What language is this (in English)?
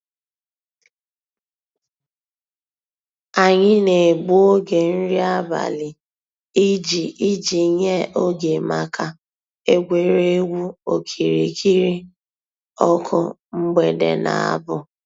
Igbo